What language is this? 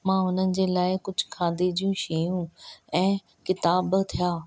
Sindhi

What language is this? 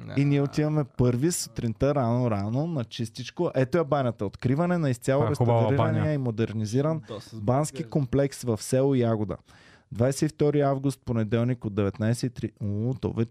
Bulgarian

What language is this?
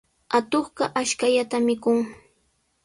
Sihuas Ancash Quechua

